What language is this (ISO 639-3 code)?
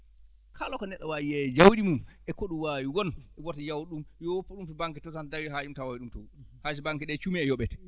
ful